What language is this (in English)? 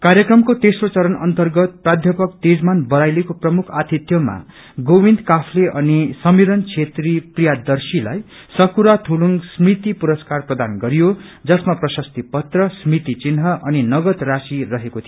Nepali